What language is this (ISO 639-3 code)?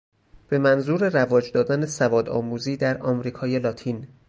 fas